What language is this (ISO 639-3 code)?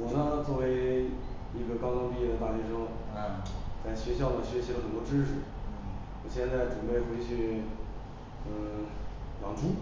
zho